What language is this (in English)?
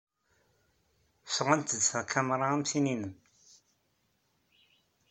Kabyle